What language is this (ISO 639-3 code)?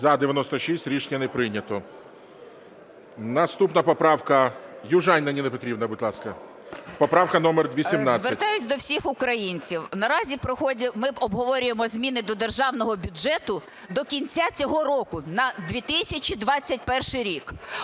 ukr